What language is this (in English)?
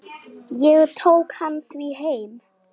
Icelandic